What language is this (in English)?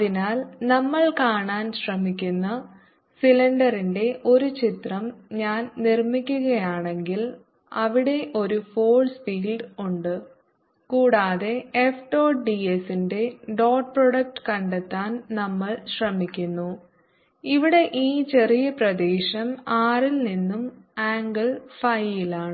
Malayalam